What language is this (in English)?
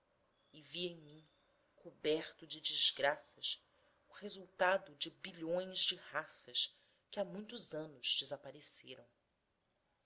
Portuguese